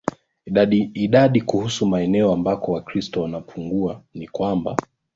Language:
Swahili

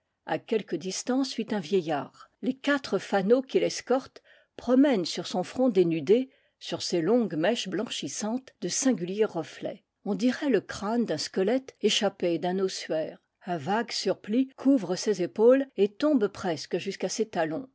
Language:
French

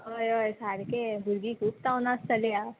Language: Konkani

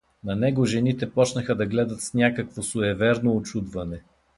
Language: Bulgarian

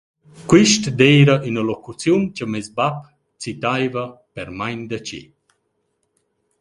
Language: Romansh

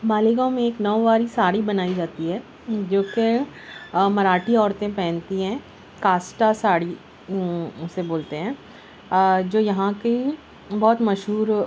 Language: Urdu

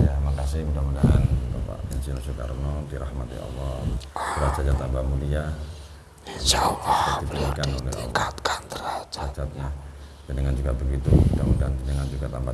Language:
Indonesian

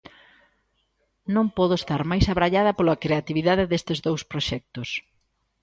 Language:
Galician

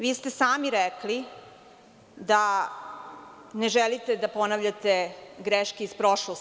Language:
Serbian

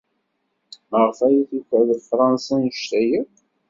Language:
Kabyle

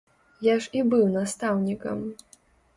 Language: Belarusian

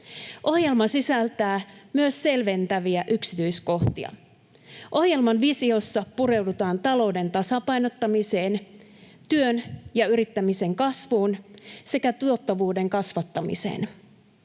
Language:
Finnish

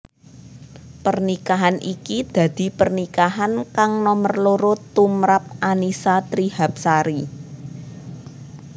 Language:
Javanese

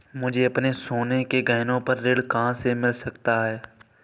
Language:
Hindi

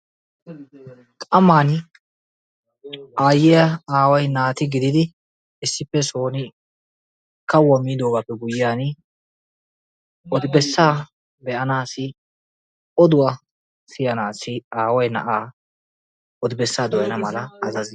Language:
Wolaytta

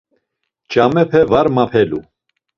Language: Laz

